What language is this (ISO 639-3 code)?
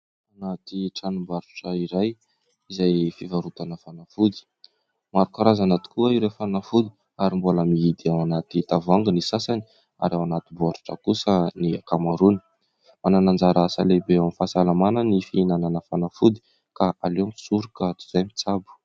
mlg